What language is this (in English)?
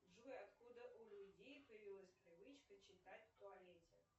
Russian